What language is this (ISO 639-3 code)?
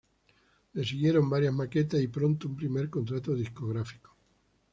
spa